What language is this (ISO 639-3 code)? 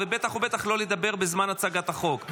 heb